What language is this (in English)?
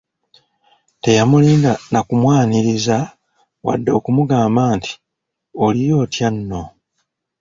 Ganda